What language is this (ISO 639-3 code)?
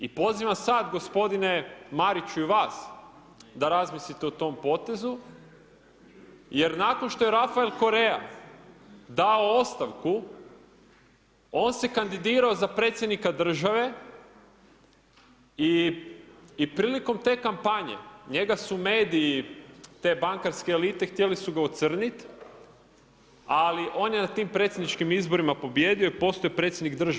hrv